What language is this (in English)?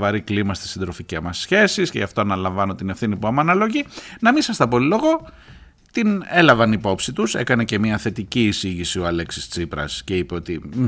Greek